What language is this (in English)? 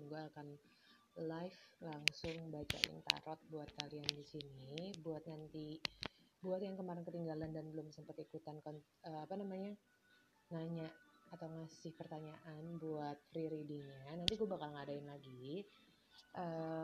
Indonesian